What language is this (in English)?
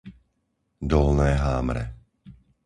Slovak